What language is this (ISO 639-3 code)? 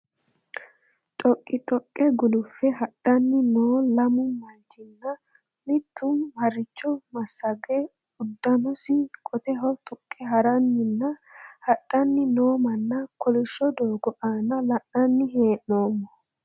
sid